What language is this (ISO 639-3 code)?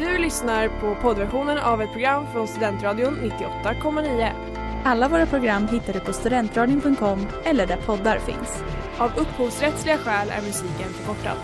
swe